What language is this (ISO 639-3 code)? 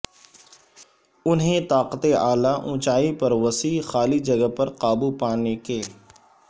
urd